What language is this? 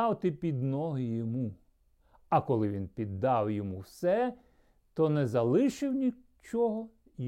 Ukrainian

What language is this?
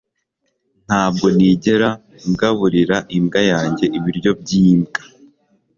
Kinyarwanda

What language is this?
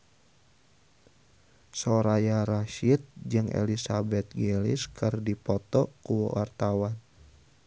Sundanese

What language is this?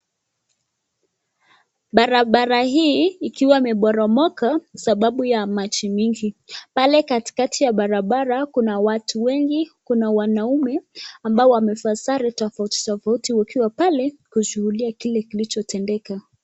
Swahili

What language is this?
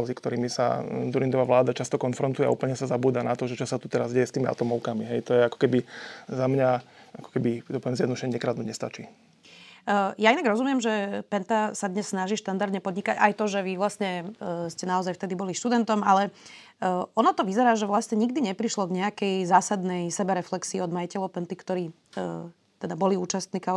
Slovak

